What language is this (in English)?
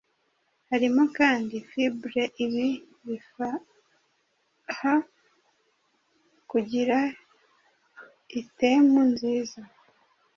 Kinyarwanda